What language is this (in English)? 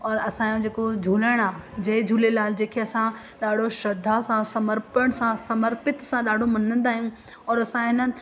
Sindhi